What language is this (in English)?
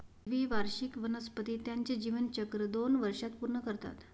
Marathi